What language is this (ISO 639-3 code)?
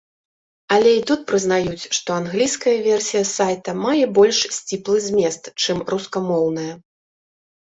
bel